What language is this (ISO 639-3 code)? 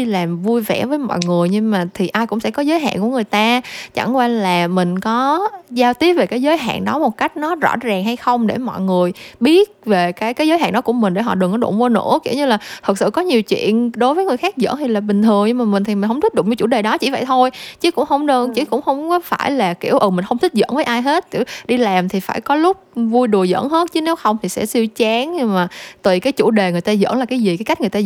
vie